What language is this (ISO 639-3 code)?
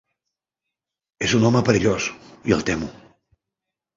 cat